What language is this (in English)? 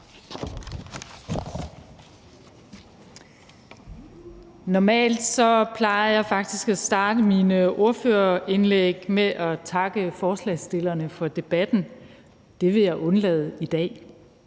Danish